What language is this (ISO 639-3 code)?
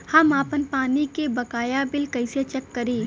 bho